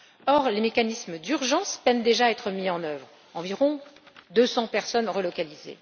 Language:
French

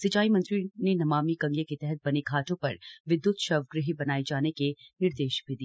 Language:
Hindi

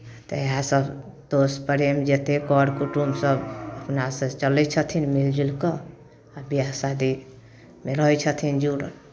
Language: Maithili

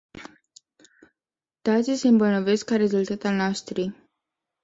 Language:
Romanian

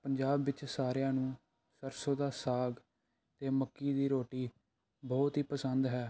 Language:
Punjabi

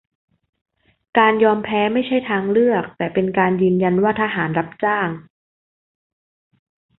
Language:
Thai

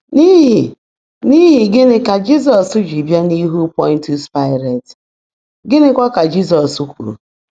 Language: Igbo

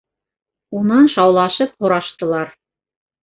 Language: Bashkir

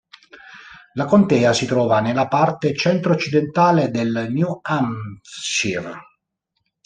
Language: Italian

